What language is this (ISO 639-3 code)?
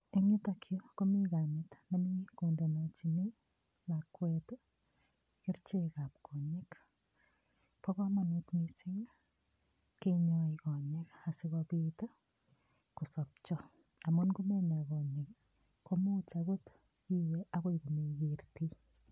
kln